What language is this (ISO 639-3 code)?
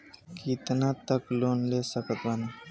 bho